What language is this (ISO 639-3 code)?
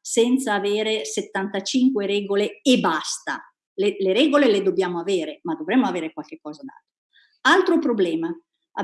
ita